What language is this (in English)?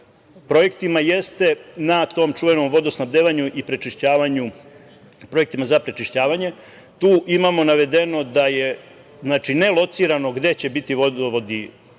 Serbian